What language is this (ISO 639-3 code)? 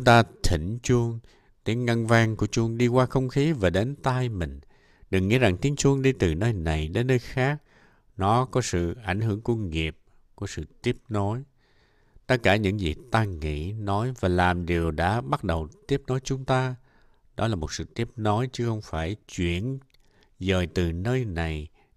vie